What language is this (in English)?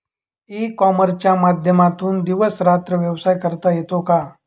Marathi